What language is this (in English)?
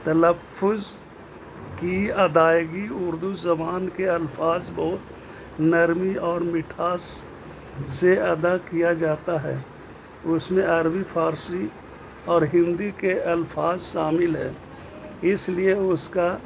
Urdu